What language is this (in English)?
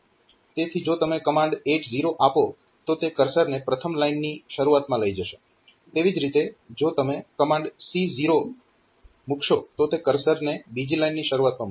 Gujarati